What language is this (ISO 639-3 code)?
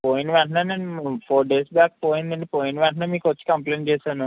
tel